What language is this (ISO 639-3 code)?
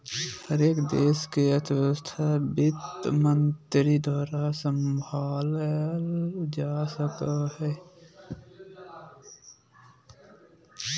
mag